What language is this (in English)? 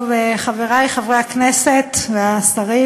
Hebrew